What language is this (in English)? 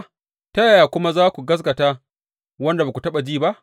Hausa